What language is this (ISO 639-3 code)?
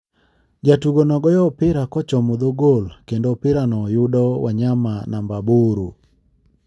luo